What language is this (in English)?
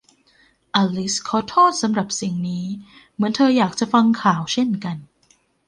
Thai